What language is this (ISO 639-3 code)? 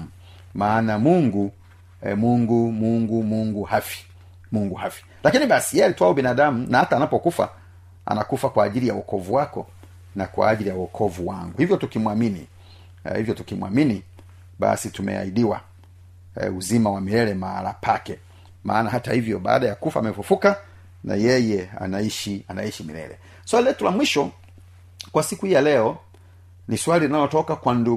swa